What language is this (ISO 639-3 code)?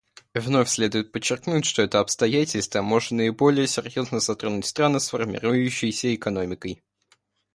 rus